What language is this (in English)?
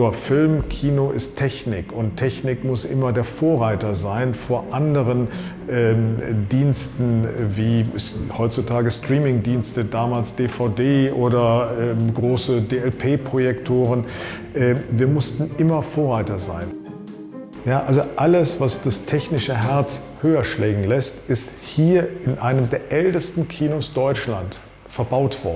German